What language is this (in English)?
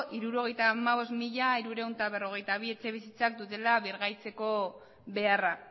Basque